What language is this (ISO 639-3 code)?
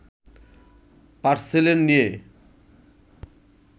ben